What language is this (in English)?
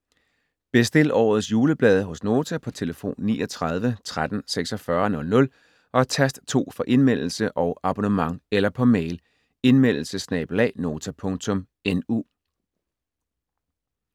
Danish